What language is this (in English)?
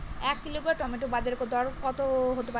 Bangla